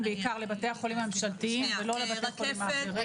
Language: Hebrew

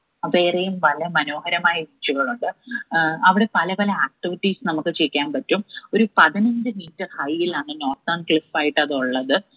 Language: Malayalam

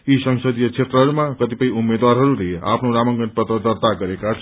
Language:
Nepali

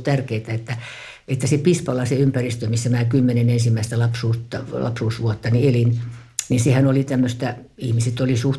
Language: Finnish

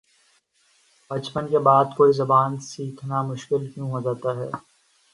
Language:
Urdu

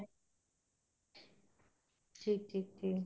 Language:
Punjabi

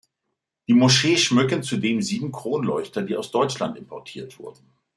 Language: German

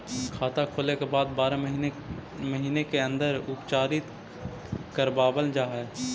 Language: Magahi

